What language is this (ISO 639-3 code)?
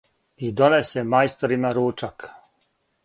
srp